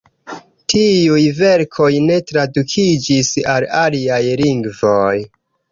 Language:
Esperanto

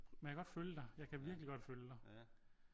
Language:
Danish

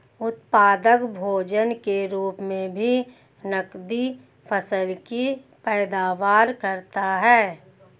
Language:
Hindi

